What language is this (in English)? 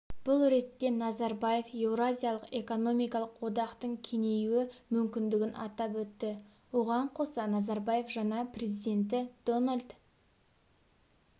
Kazakh